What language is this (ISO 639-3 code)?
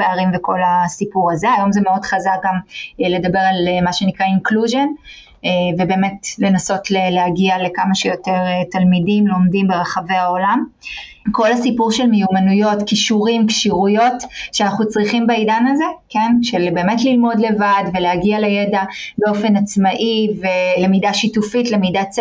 heb